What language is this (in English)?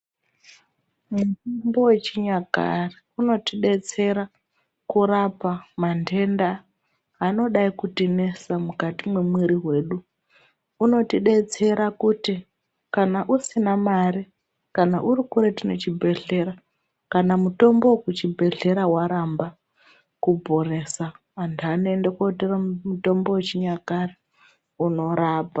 Ndau